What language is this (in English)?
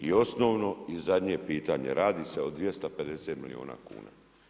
Croatian